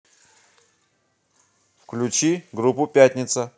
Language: Russian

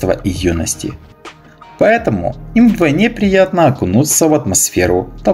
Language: Russian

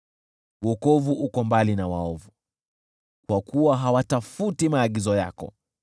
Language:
Swahili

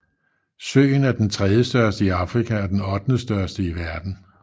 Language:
Danish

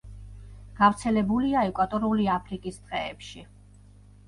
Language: Georgian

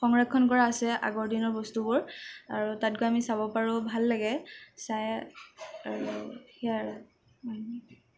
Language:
Assamese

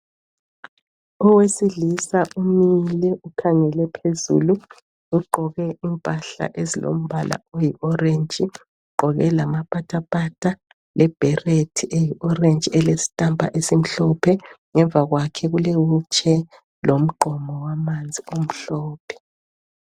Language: North Ndebele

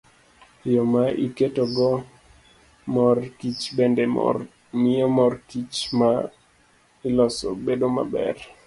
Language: Luo (Kenya and Tanzania)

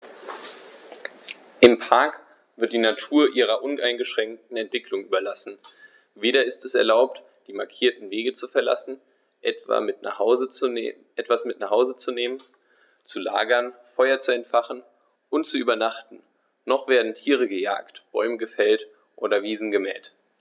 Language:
German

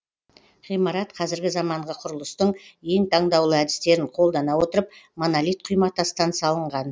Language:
Kazakh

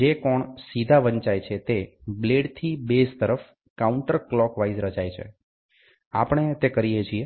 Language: Gujarati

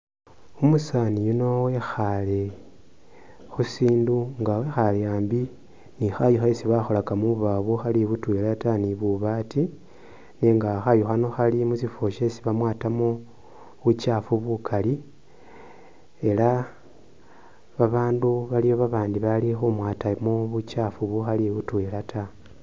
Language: Masaaba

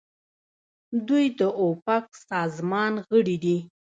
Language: Pashto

